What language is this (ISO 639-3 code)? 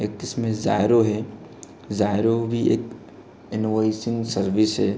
hin